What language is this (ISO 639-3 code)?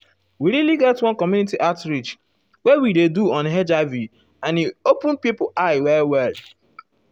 pcm